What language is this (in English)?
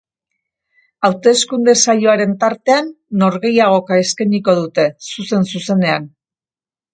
Basque